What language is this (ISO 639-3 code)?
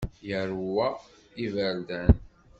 kab